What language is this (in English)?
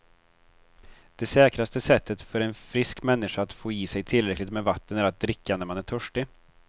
Swedish